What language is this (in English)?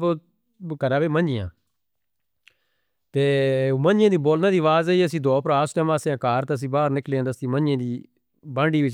Northern Hindko